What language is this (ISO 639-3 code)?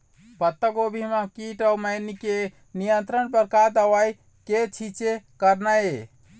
hne